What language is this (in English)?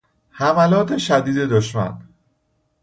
Persian